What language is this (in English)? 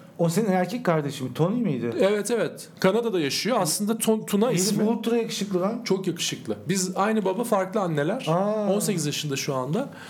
Turkish